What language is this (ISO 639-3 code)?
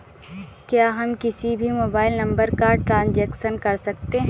hin